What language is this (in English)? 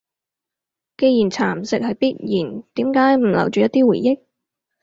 Cantonese